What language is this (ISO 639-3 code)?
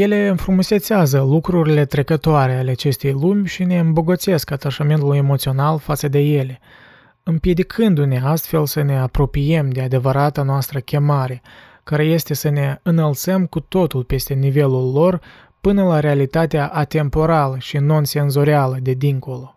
ron